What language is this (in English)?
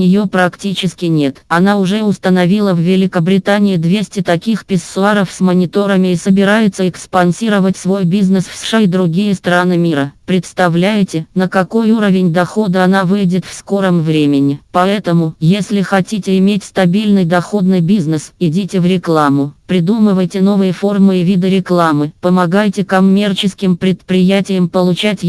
Russian